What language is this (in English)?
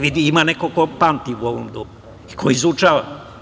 Serbian